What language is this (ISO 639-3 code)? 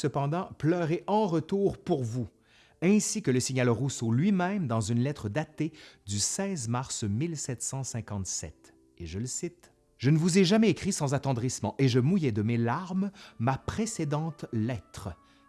fra